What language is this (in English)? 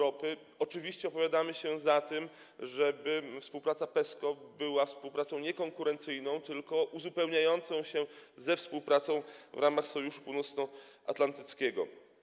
Polish